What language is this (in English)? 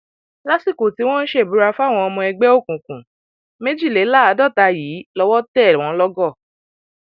Yoruba